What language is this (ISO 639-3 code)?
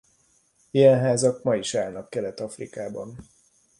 hun